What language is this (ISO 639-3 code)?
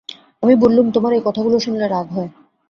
ben